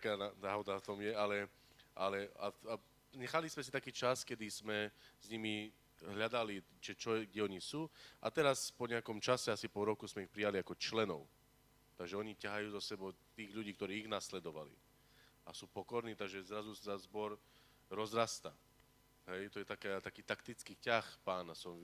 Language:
Slovak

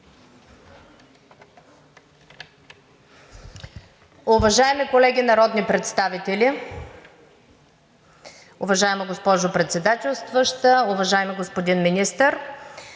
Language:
Bulgarian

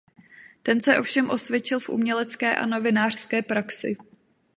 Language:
Czech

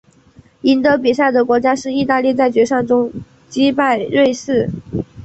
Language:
Chinese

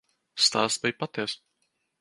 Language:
Latvian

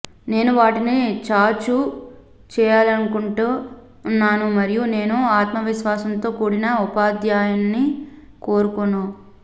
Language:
Telugu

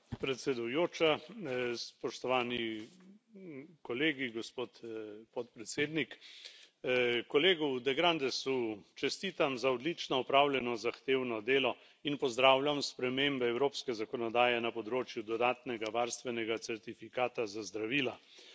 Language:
Slovenian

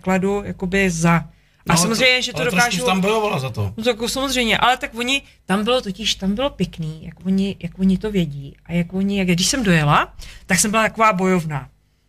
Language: Czech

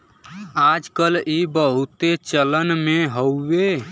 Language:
Bhojpuri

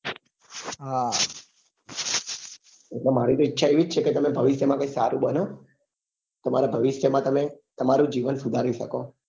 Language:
Gujarati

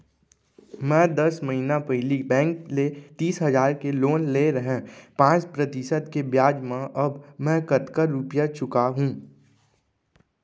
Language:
Chhattisgarhi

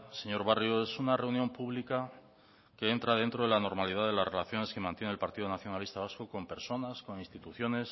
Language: Spanish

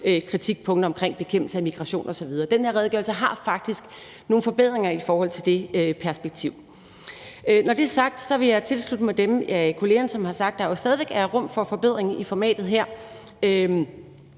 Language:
Danish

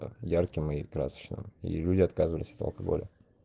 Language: Russian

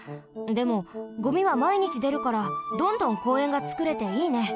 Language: Japanese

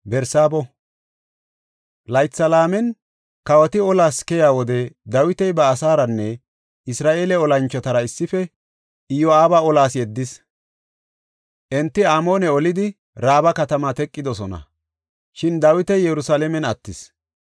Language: Gofa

